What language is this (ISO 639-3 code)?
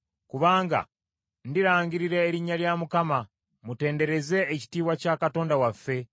lug